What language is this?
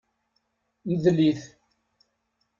Kabyle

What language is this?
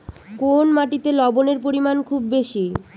Bangla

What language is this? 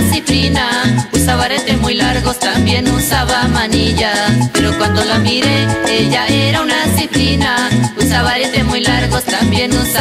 Spanish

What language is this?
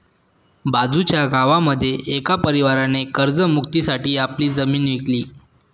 Marathi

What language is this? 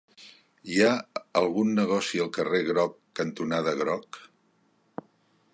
Catalan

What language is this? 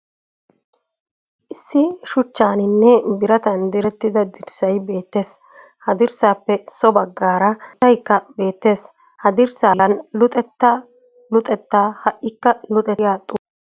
Wolaytta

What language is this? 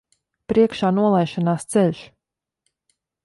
Latvian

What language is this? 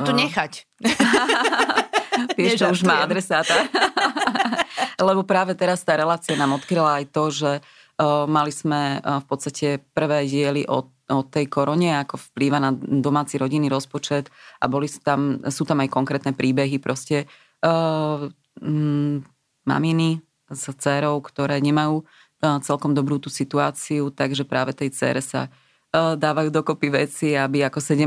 Slovak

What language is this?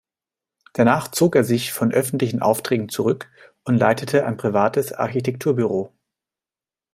German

